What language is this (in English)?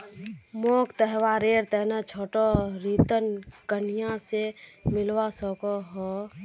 Magahi